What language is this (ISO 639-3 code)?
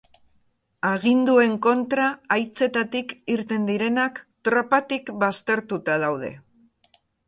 eus